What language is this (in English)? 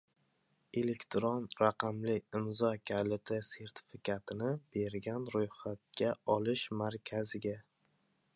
Uzbek